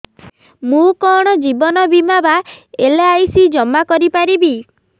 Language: Odia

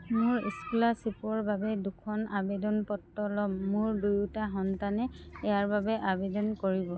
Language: Assamese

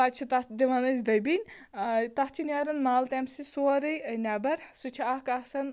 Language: Kashmiri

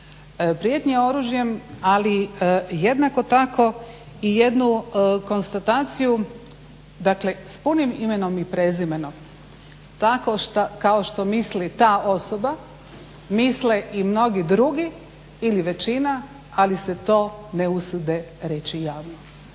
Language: Croatian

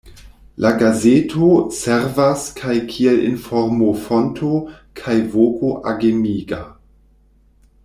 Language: Esperanto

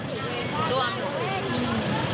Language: Thai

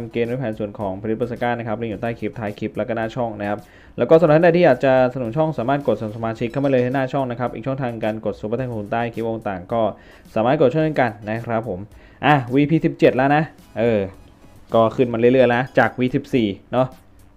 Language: Thai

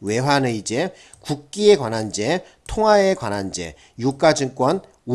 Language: Korean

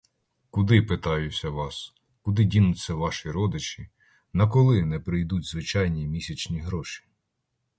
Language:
Ukrainian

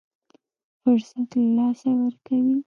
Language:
Pashto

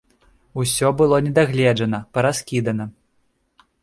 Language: Belarusian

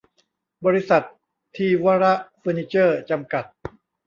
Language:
Thai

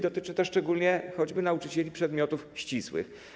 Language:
Polish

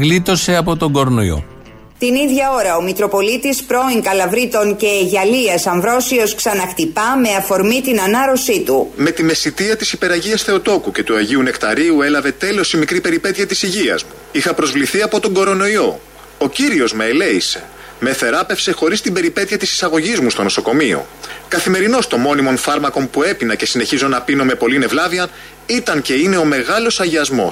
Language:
Greek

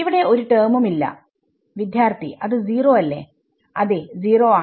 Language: Malayalam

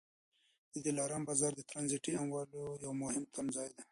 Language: Pashto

